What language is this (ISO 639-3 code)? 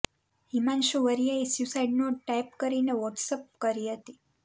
guj